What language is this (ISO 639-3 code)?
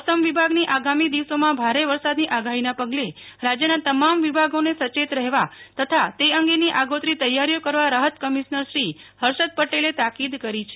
guj